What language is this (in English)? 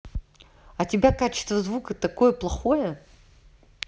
Russian